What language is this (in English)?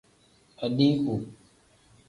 Tem